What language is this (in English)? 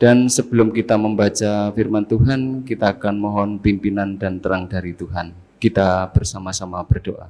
Indonesian